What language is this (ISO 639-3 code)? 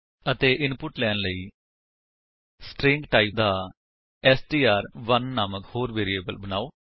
pan